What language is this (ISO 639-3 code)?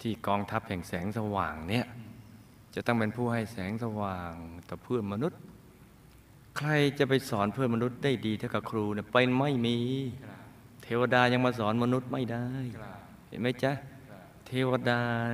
tha